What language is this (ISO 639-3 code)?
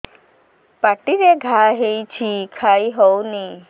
ori